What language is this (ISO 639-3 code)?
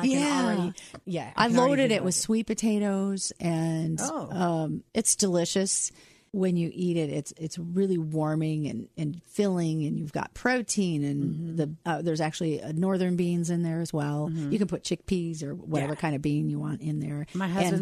eng